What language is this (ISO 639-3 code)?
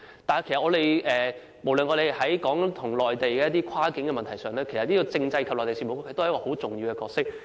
yue